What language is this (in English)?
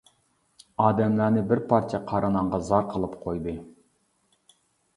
Uyghur